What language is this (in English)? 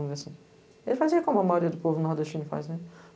Portuguese